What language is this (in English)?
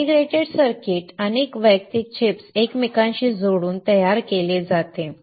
Marathi